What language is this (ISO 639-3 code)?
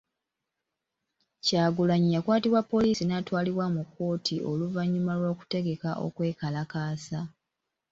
lug